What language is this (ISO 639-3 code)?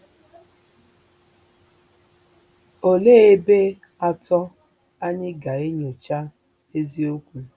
ibo